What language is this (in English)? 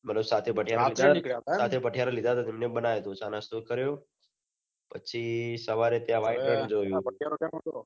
Gujarati